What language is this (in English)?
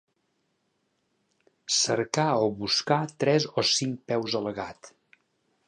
Catalan